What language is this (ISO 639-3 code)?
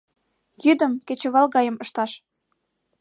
chm